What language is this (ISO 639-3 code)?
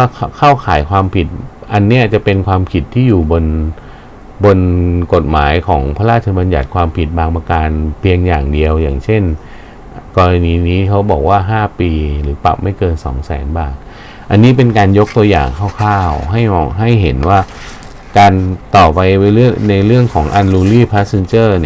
tha